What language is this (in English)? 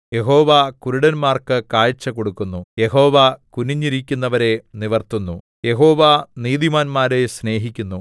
Malayalam